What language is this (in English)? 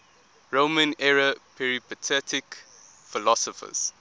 English